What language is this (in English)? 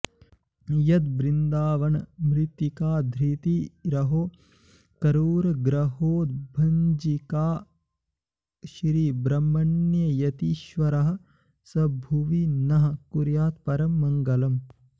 Sanskrit